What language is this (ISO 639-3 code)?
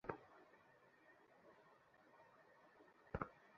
ben